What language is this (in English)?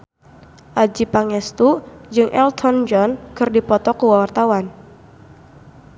Sundanese